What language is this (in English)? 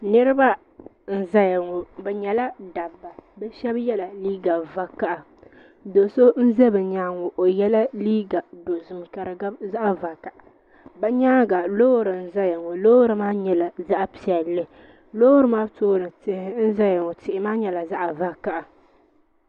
Dagbani